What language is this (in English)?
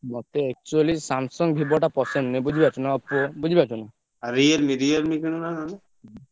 Odia